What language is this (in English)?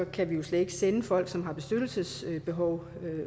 Danish